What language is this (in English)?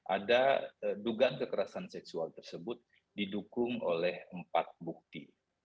Indonesian